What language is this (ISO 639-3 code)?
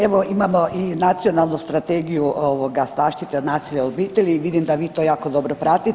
hrv